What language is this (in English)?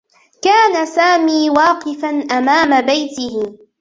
Arabic